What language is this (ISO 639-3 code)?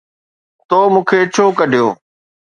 snd